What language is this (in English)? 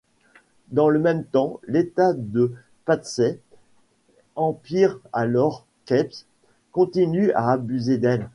French